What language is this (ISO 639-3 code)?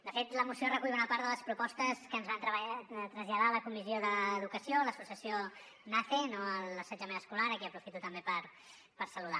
cat